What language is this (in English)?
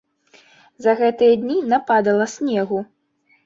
Belarusian